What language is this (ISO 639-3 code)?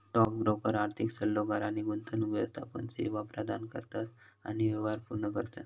mar